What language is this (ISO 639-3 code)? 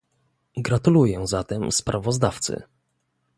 pol